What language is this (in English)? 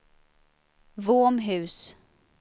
Swedish